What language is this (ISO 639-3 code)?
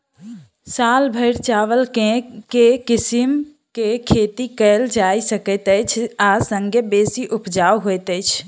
mai